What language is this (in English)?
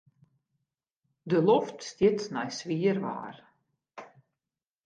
Western Frisian